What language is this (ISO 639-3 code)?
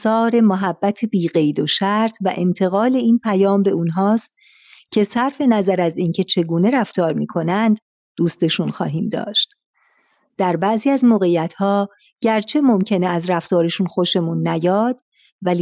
fas